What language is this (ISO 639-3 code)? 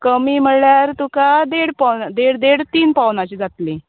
kok